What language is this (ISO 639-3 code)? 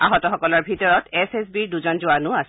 asm